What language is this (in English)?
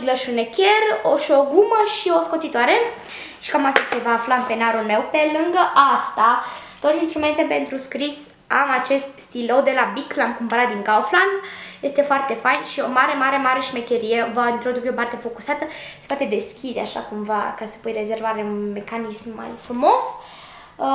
Romanian